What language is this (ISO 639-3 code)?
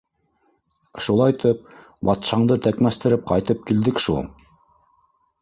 bak